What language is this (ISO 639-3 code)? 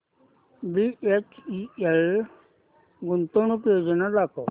mar